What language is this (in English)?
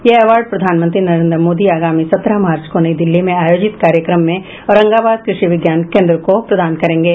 Hindi